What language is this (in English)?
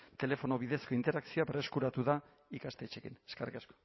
Basque